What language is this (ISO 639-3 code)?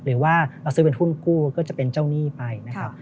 tha